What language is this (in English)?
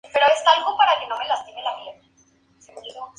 Spanish